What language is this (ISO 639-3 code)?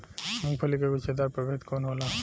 bho